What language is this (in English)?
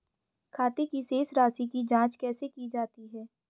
Hindi